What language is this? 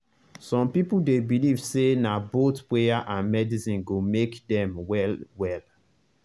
Nigerian Pidgin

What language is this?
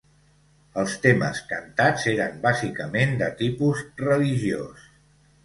Catalan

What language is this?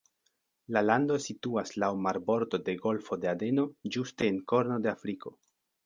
Esperanto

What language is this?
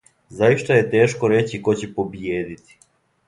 Serbian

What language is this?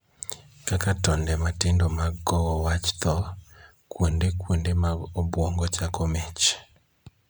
Luo (Kenya and Tanzania)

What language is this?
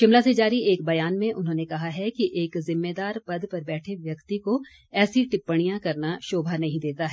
Hindi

